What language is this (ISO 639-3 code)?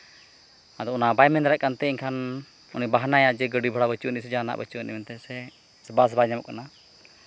sat